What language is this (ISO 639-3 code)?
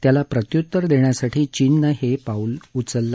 mar